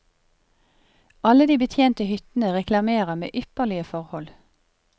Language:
Norwegian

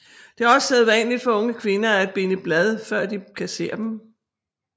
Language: Danish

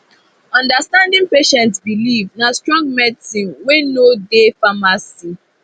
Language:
Nigerian Pidgin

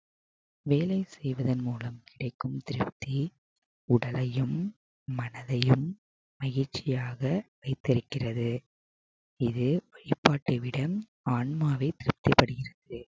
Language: Tamil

